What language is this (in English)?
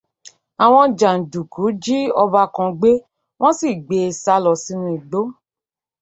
Yoruba